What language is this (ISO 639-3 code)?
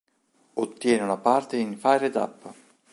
ita